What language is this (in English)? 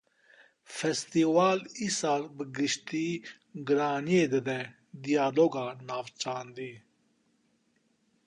Kurdish